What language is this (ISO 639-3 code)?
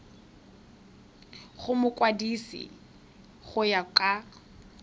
tsn